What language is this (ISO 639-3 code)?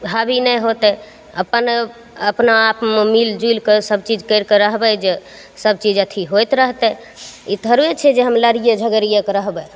mai